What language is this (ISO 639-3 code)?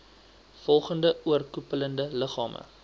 afr